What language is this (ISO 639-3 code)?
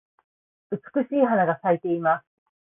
jpn